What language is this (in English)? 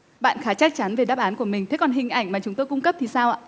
Vietnamese